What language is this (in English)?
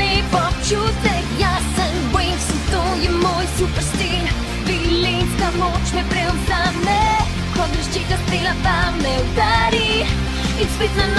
Dutch